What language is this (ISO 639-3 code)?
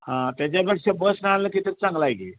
mar